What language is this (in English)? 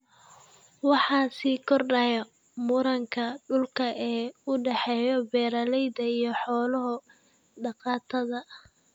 Somali